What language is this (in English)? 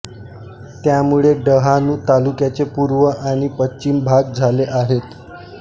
Marathi